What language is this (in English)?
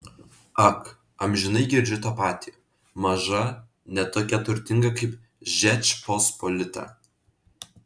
Lithuanian